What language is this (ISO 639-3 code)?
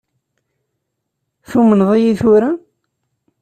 kab